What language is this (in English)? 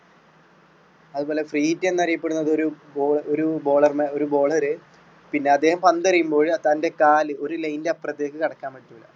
Malayalam